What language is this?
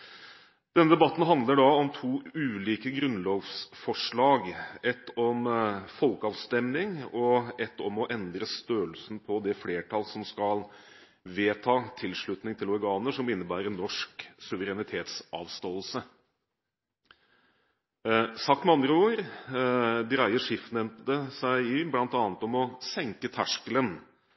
Norwegian Bokmål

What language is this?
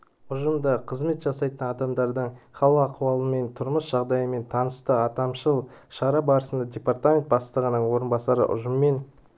Kazakh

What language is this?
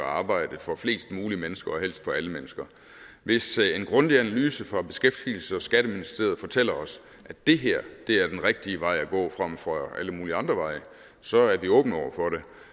Danish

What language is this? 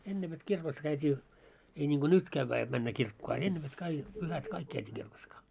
Finnish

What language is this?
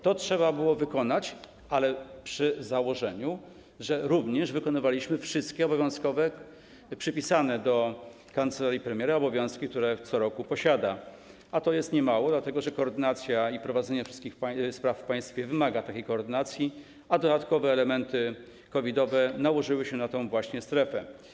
Polish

